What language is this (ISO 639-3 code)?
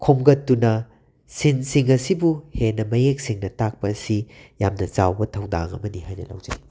mni